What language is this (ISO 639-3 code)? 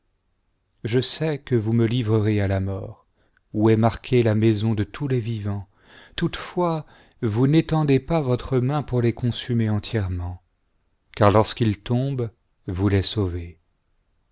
fra